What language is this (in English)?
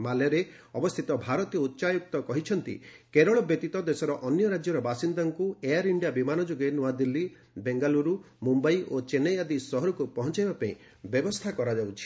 Odia